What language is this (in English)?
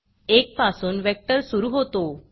Marathi